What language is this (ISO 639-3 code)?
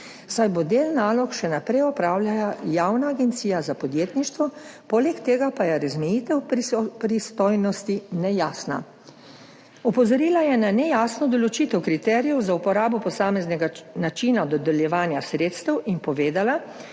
slv